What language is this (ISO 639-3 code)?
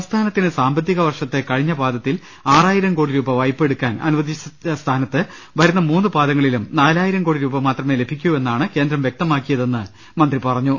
mal